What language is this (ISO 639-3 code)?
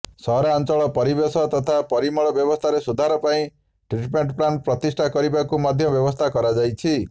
ori